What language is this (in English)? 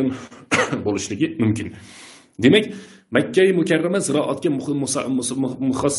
Turkish